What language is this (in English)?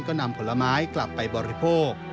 Thai